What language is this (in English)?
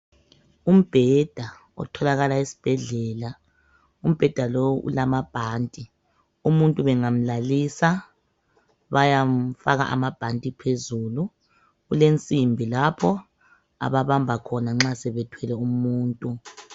North Ndebele